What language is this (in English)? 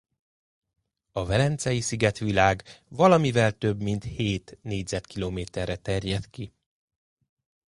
Hungarian